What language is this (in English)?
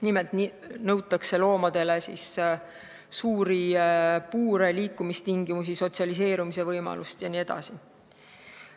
Estonian